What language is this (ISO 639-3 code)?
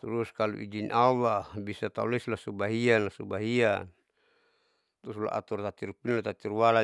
sau